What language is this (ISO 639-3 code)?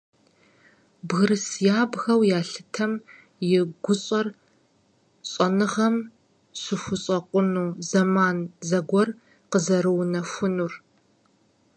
kbd